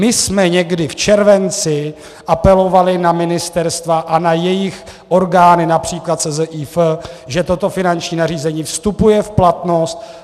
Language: Czech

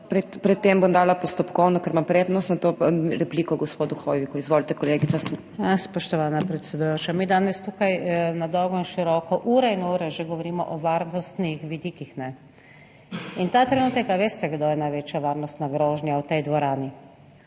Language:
Slovenian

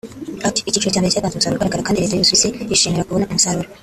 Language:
Kinyarwanda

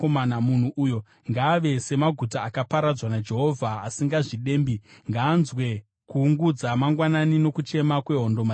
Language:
Shona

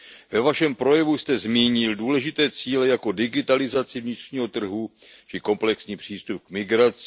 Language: Czech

